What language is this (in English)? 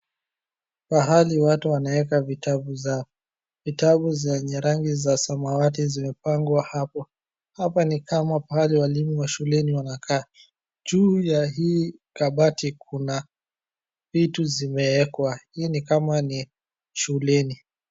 Swahili